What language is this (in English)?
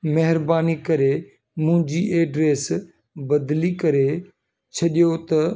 Sindhi